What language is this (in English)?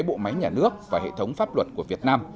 Vietnamese